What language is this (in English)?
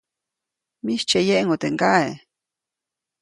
Copainalá Zoque